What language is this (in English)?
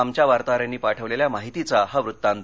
Marathi